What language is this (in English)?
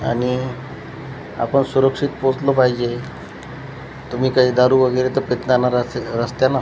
Marathi